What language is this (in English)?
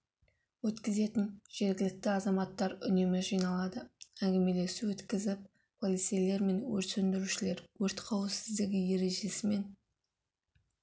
Kazakh